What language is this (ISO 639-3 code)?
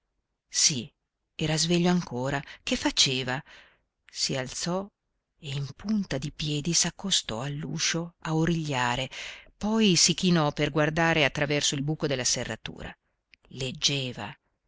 ita